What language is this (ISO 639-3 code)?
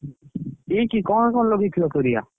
ori